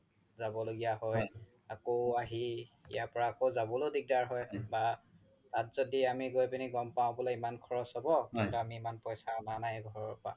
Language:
Assamese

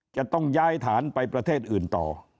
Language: Thai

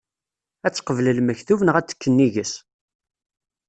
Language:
Kabyle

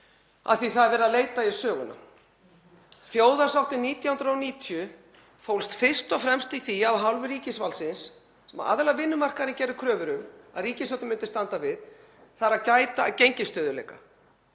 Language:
Icelandic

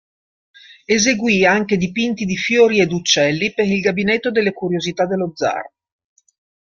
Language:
Italian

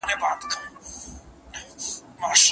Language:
Pashto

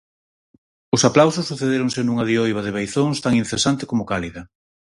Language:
Galician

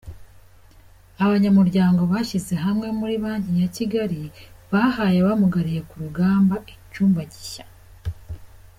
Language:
Kinyarwanda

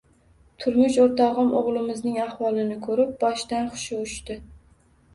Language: Uzbek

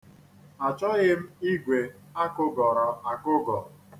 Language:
Igbo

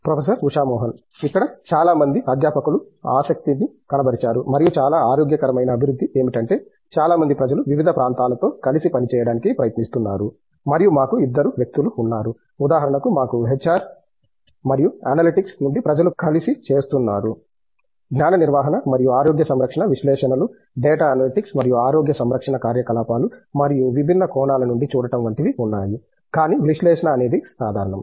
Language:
Telugu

